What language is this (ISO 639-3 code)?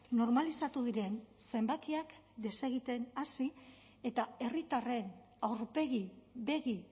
eus